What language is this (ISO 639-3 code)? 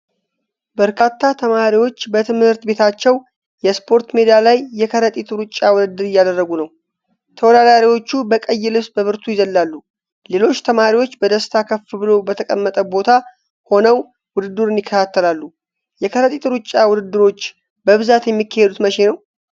amh